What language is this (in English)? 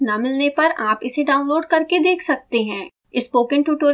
Hindi